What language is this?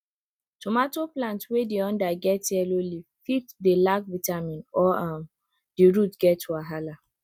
Nigerian Pidgin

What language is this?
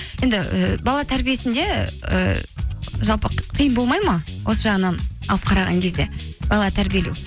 Kazakh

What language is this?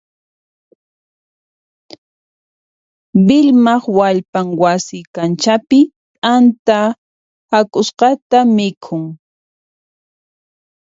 Puno Quechua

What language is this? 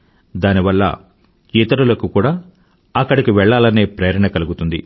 Telugu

